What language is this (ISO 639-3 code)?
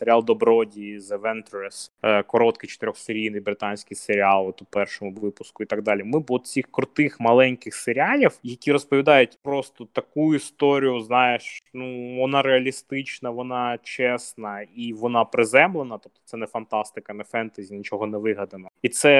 ukr